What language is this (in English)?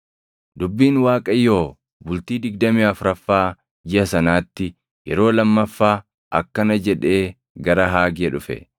Oromo